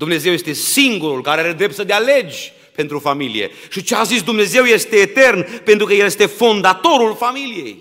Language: Romanian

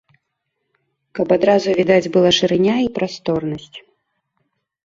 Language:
Belarusian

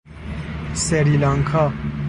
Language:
Persian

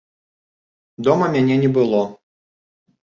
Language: Belarusian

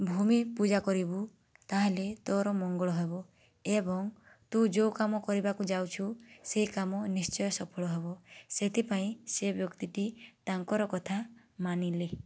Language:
Odia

